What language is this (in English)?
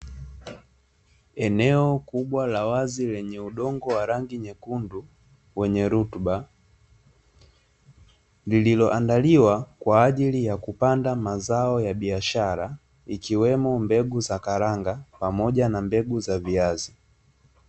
Swahili